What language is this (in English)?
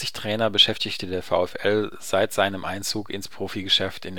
German